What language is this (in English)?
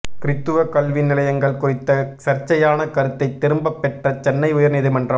Tamil